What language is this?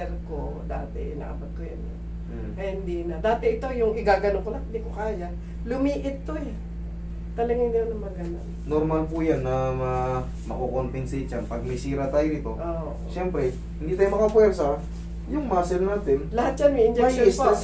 Filipino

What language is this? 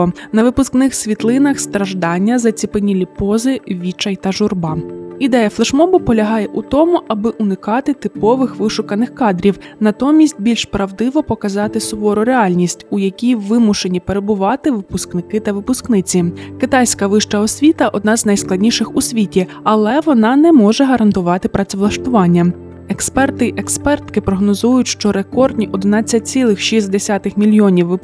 Ukrainian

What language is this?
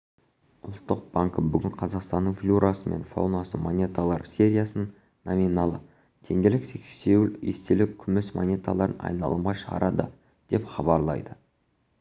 Kazakh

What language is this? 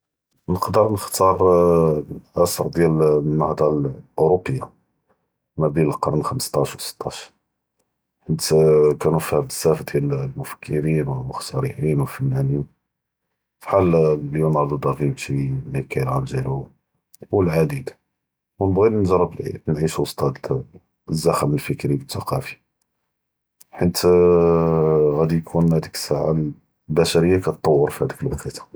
Judeo-Arabic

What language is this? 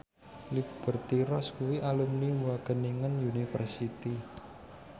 Javanese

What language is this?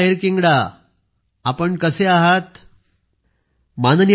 Marathi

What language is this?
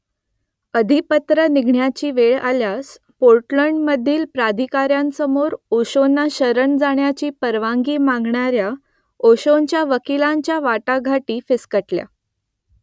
Marathi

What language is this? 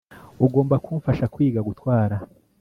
Kinyarwanda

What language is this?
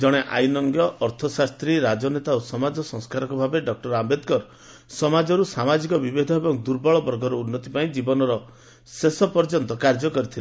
Odia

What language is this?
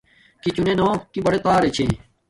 Domaaki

